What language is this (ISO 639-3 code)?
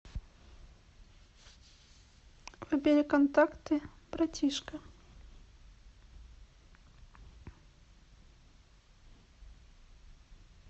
rus